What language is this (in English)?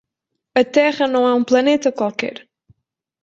Portuguese